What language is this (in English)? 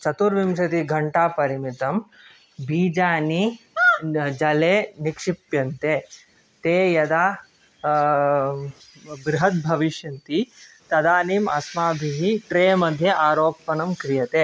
Sanskrit